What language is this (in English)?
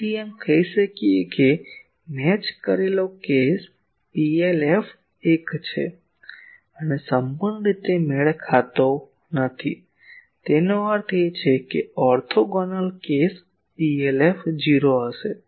Gujarati